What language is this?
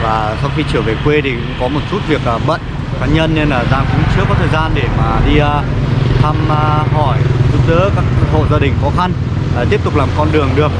Vietnamese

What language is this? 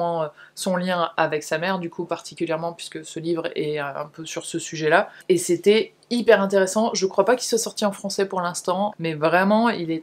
French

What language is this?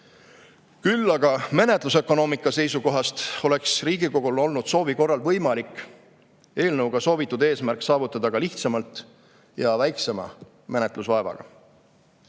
Estonian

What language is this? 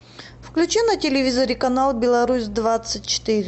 Russian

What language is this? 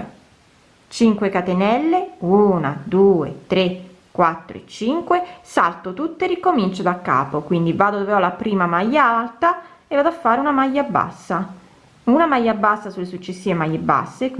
Italian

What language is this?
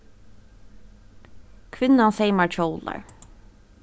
Faroese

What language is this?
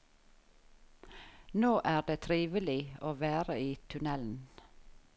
Norwegian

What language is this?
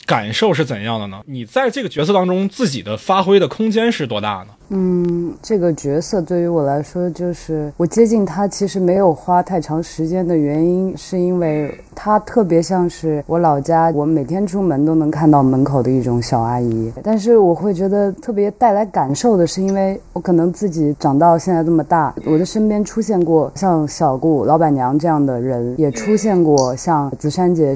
Chinese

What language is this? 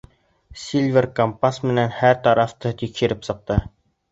Bashkir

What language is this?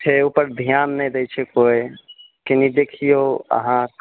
Maithili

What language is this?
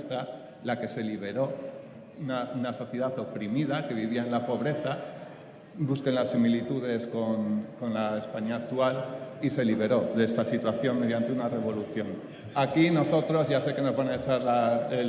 Spanish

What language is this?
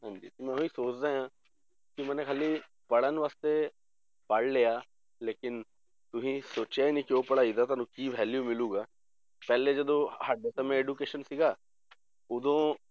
Punjabi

